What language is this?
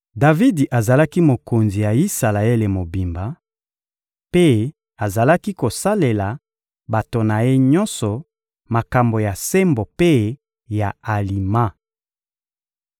Lingala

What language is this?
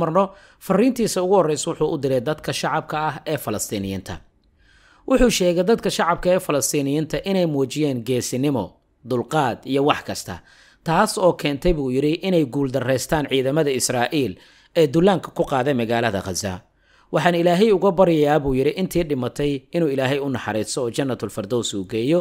Arabic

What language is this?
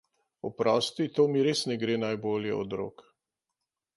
Slovenian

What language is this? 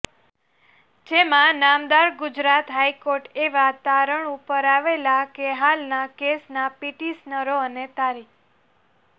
Gujarati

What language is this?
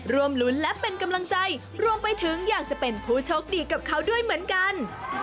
Thai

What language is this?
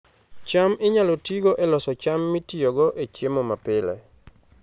Luo (Kenya and Tanzania)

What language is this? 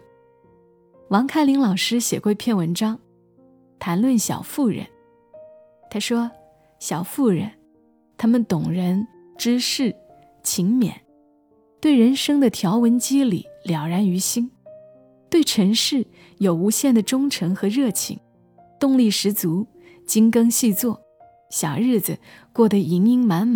Chinese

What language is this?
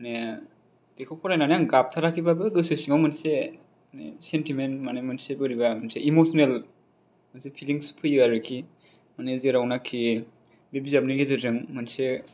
Bodo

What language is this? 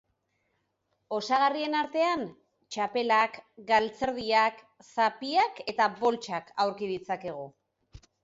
Basque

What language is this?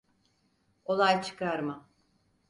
Turkish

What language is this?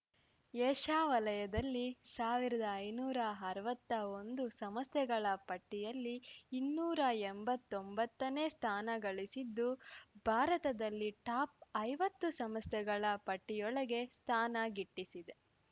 Kannada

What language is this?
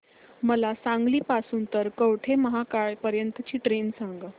Marathi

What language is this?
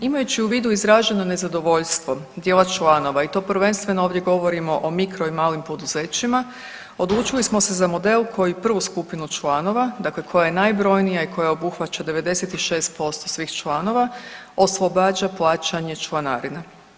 Croatian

